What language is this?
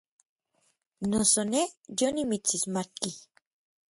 Orizaba Nahuatl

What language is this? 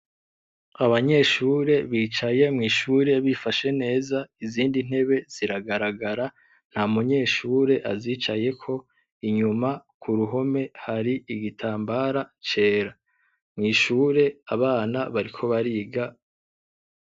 Rundi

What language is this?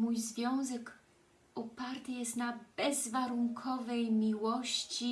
Polish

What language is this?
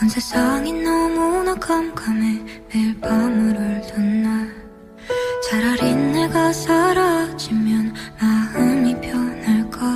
Korean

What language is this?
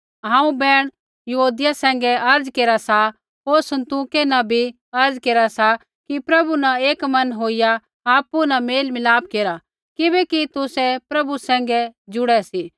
Kullu Pahari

